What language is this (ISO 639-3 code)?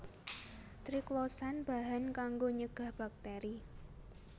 jav